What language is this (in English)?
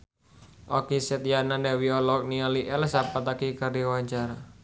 Sundanese